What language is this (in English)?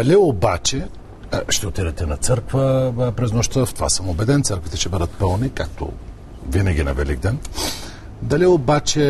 Bulgarian